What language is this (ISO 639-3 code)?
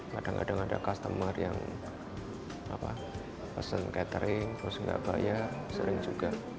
ind